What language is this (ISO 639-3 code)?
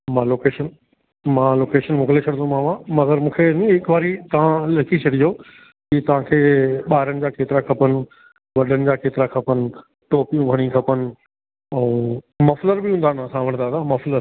snd